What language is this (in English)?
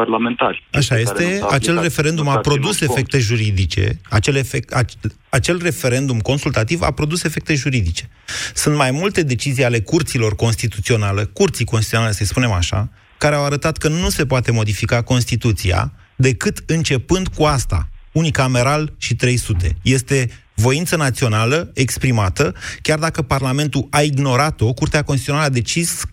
Romanian